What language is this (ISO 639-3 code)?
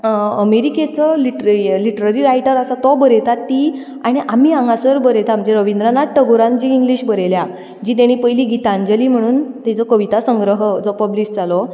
kok